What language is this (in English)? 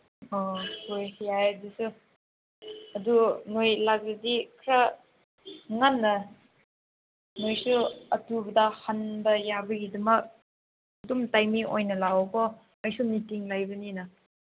Manipuri